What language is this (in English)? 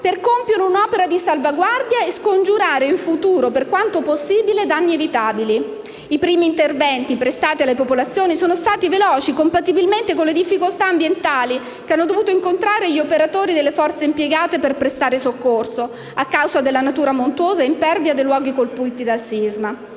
Italian